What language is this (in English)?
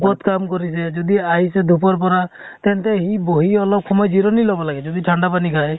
Assamese